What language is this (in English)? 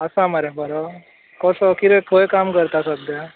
Konkani